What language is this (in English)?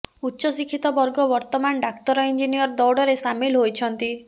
Odia